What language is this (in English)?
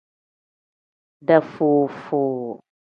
Tem